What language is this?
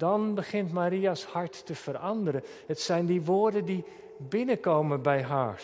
Dutch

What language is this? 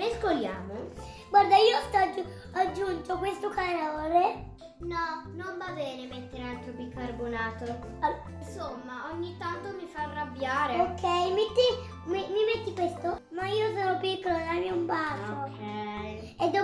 Italian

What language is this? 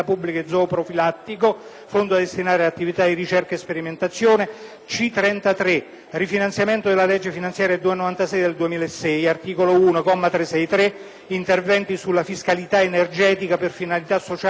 Italian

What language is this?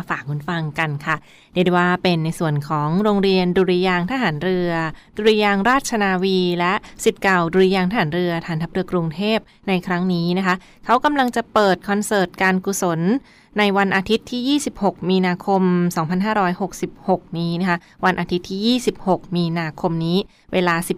Thai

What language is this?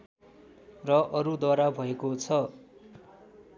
Nepali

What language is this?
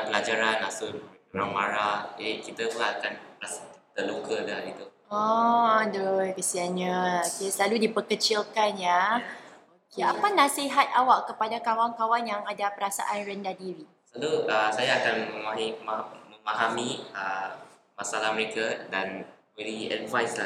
Malay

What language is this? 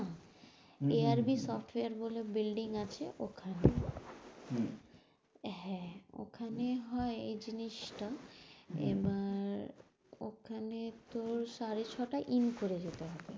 Bangla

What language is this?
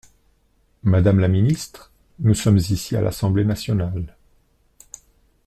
French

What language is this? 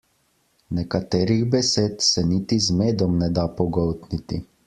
Slovenian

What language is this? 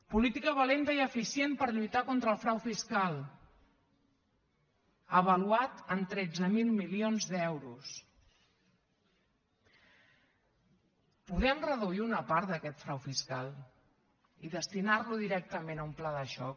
Catalan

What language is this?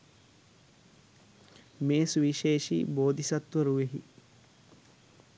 Sinhala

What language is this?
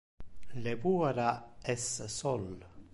Interlingua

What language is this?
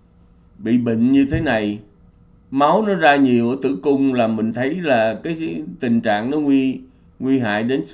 Vietnamese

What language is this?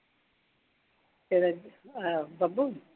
Punjabi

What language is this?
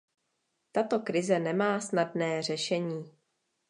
Czech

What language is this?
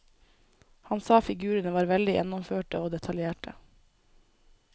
Norwegian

